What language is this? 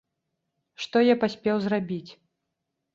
Belarusian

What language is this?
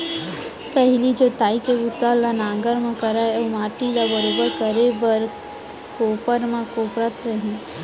Chhattisgarhi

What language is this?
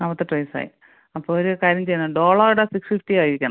Malayalam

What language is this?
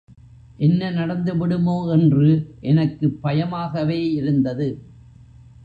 Tamil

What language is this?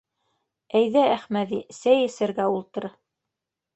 Bashkir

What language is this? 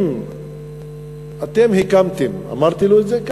Hebrew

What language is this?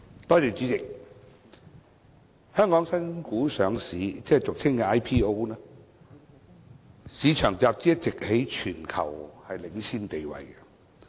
Cantonese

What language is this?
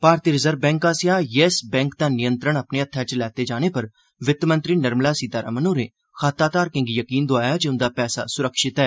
Dogri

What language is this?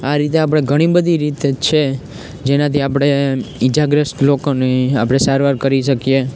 Gujarati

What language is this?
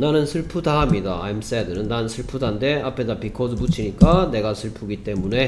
Korean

